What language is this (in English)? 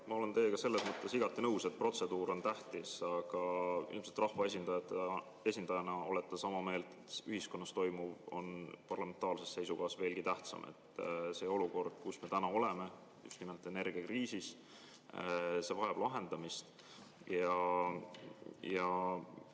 Estonian